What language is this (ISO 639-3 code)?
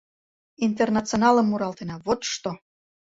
chm